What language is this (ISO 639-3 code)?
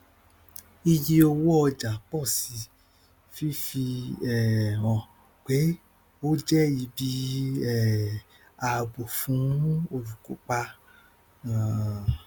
yor